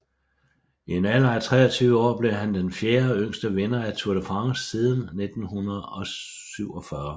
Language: Danish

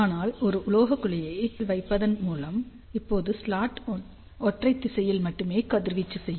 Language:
Tamil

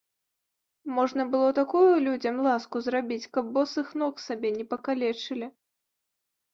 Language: Belarusian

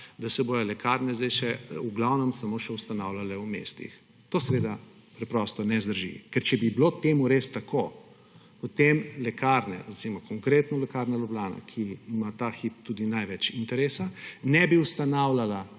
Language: Slovenian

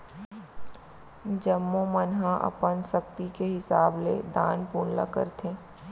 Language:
Chhattisgarhi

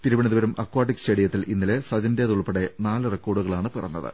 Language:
Malayalam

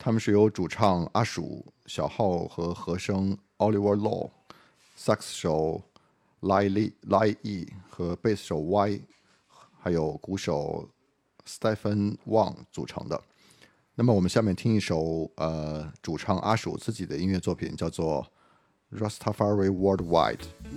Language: Chinese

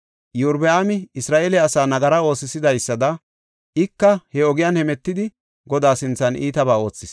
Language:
Gofa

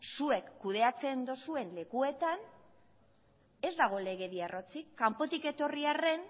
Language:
Basque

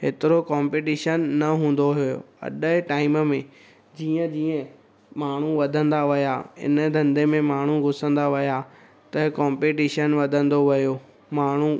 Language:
Sindhi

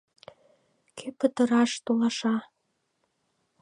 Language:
Mari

